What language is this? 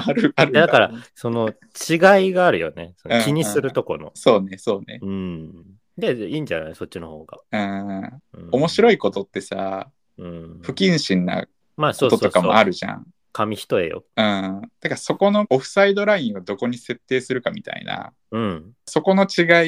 Japanese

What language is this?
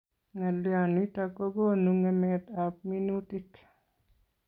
Kalenjin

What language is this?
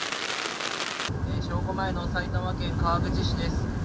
Japanese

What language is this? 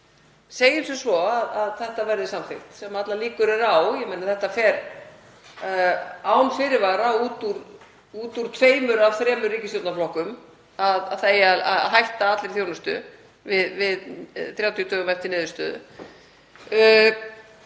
Icelandic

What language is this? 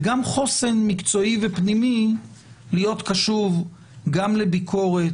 Hebrew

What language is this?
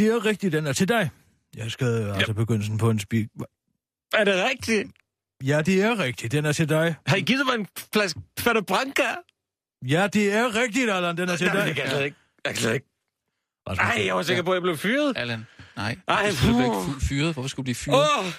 Danish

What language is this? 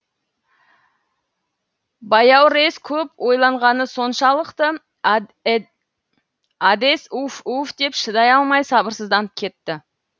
Kazakh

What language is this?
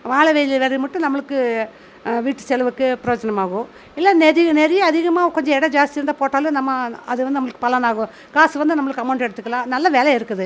Tamil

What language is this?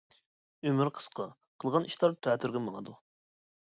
Uyghur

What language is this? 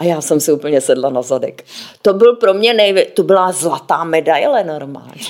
Czech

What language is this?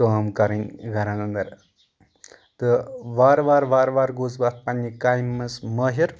Kashmiri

